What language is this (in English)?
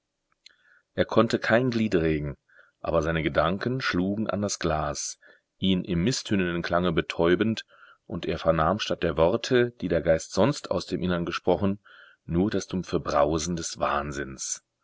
German